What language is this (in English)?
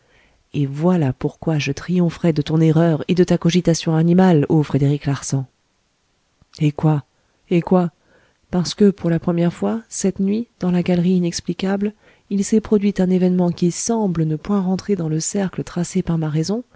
French